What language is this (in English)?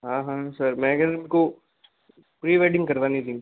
Hindi